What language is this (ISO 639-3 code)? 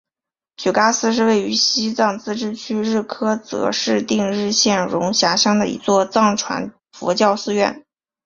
zho